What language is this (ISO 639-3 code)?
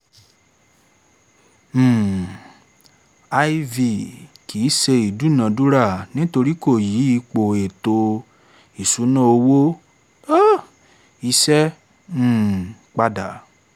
yor